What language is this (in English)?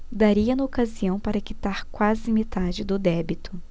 Portuguese